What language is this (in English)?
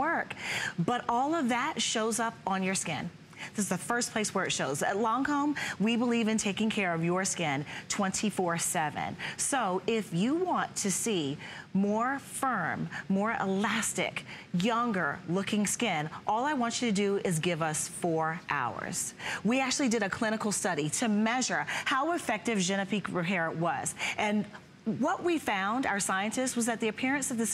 English